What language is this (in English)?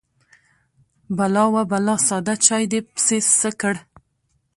Pashto